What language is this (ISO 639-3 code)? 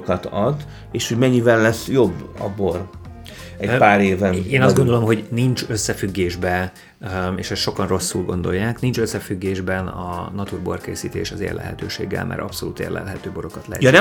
hun